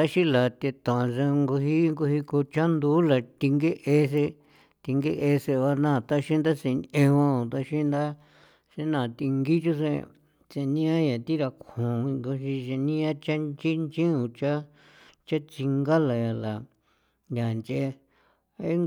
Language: San Felipe Otlaltepec Popoloca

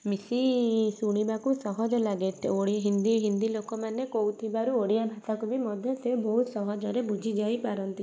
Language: Odia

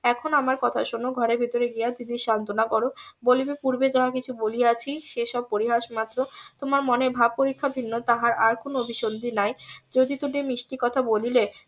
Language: Bangla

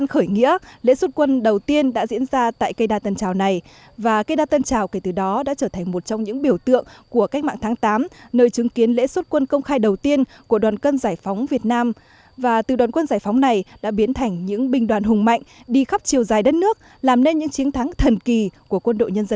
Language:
Vietnamese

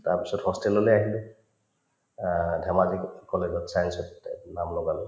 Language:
Assamese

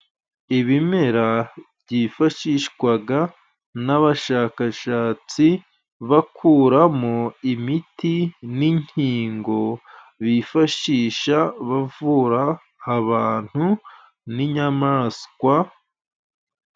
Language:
Kinyarwanda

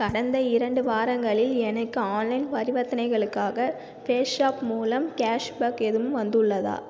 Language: Tamil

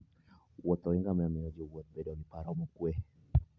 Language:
Luo (Kenya and Tanzania)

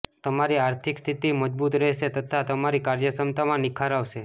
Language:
Gujarati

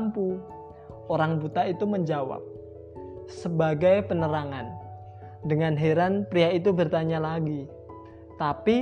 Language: Indonesian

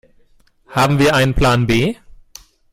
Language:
German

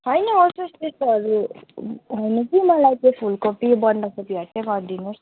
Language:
Nepali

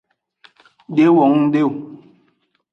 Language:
Aja (Benin)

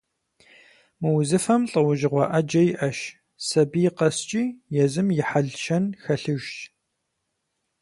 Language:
Kabardian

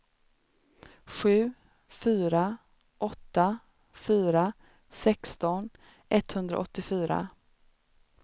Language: Swedish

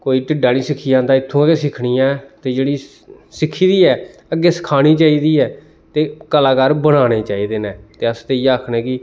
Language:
Dogri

